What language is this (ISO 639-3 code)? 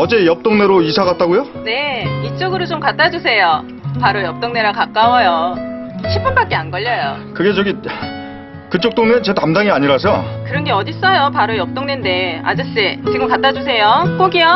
kor